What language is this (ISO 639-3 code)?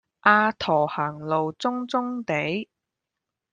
yue